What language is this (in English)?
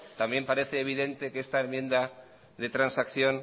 Spanish